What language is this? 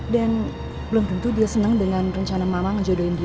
Indonesian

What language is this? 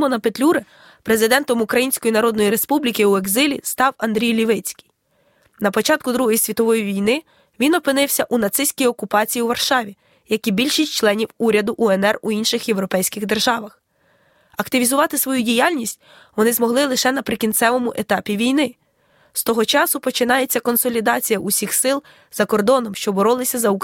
Ukrainian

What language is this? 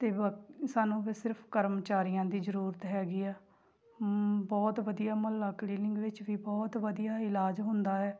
Punjabi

